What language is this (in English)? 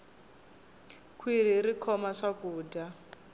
Tsonga